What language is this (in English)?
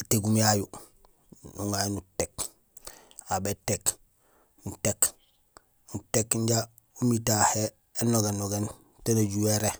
Gusilay